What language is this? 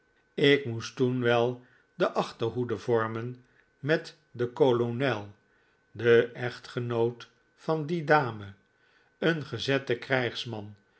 Dutch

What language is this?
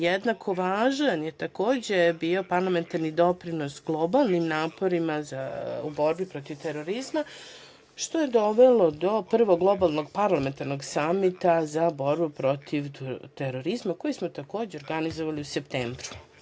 Serbian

